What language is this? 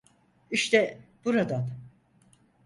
Turkish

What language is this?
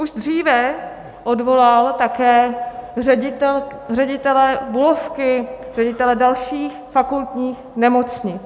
Czech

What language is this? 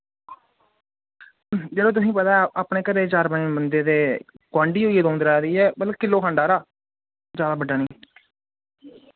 Dogri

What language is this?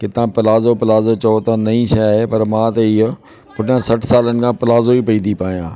Sindhi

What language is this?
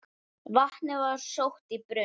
Icelandic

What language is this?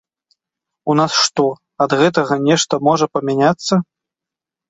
Belarusian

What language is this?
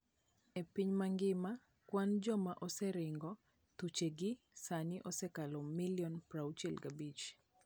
Luo (Kenya and Tanzania)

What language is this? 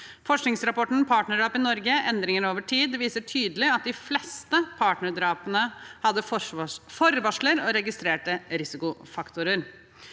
Norwegian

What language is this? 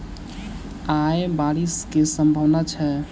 Maithili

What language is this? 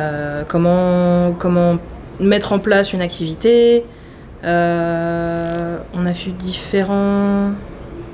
French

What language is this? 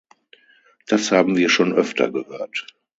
German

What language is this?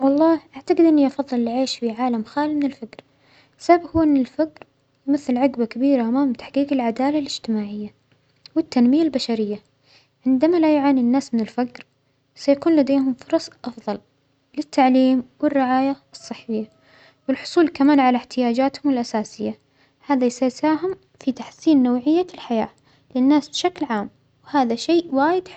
Omani Arabic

